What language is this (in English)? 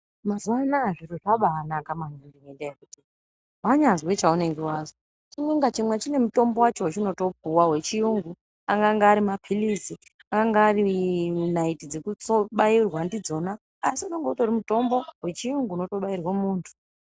Ndau